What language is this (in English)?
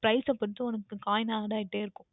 Tamil